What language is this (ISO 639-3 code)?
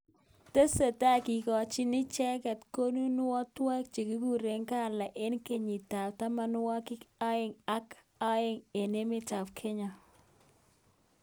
kln